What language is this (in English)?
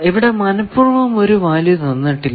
Malayalam